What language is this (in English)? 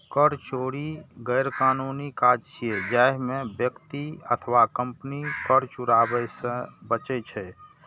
Maithili